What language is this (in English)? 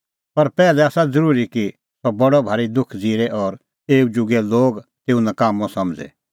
Kullu Pahari